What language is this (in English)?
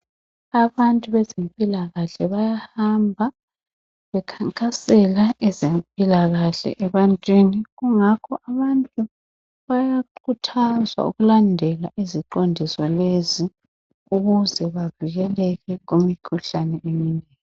North Ndebele